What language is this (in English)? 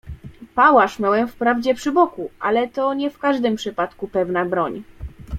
Polish